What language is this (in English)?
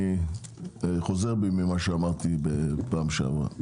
Hebrew